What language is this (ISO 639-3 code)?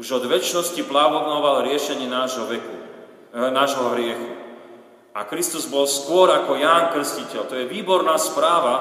slk